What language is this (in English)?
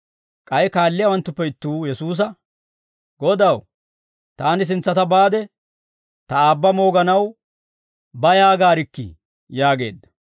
Dawro